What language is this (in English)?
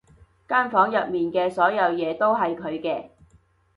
Cantonese